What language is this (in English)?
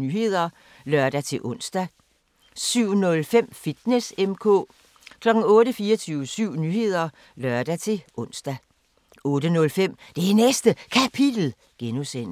Danish